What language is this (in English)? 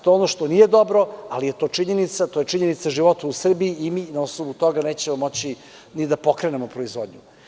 Serbian